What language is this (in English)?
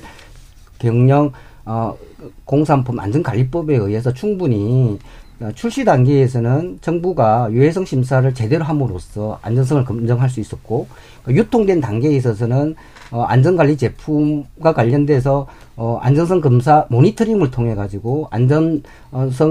Korean